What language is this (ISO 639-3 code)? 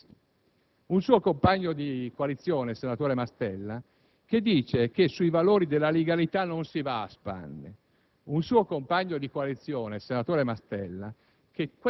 ita